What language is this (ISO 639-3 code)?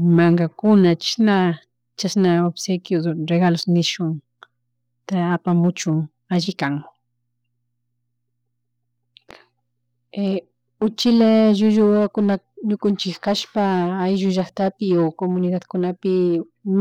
qug